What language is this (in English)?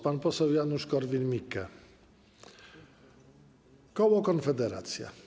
Polish